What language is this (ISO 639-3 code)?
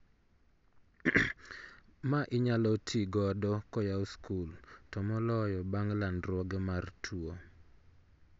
luo